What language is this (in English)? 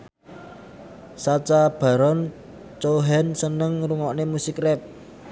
Javanese